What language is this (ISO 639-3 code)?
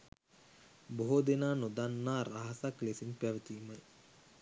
sin